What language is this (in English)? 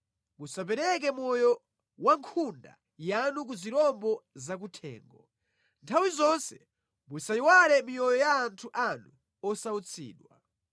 Nyanja